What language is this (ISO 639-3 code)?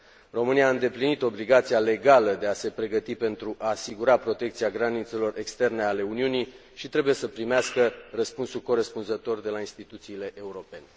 ron